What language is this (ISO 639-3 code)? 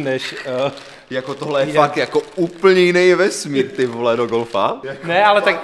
ces